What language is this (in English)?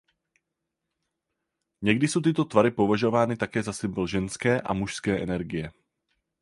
Czech